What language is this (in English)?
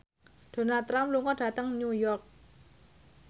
Javanese